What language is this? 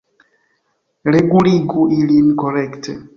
Esperanto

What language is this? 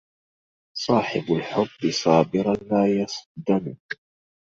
Arabic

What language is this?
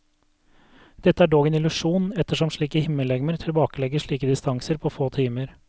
Norwegian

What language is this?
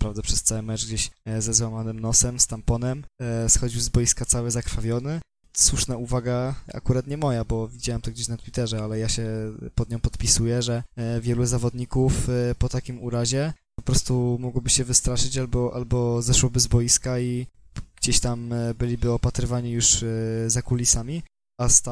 Polish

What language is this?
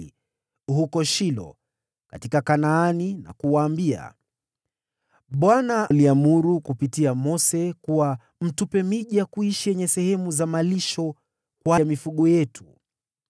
Swahili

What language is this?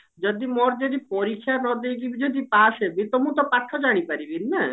Odia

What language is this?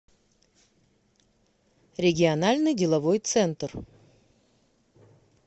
Russian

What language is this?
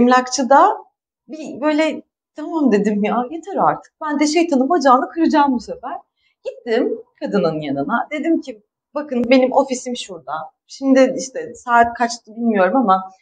Turkish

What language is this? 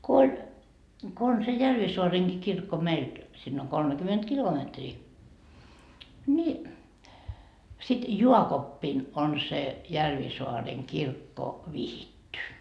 Finnish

